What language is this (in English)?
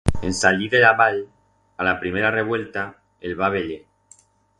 Aragonese